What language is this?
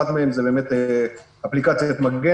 Hebrew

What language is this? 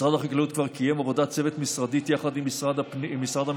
Hebrew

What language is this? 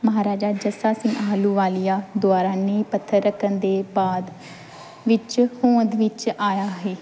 Punjabi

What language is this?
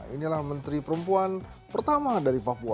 Indonesian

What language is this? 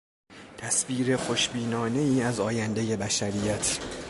Persian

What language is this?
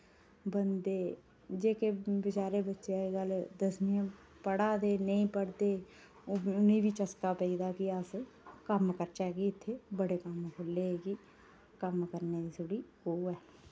Dogri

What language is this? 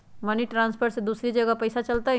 Magahi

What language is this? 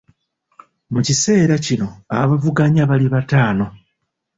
Ganda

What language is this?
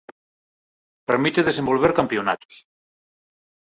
Galician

